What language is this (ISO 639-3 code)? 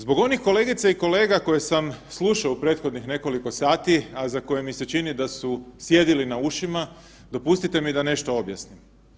hrv